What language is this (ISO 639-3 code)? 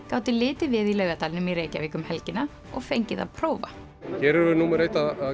isl